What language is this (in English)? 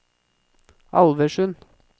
Norwegian